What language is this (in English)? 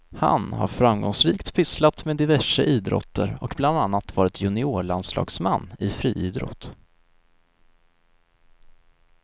Swedish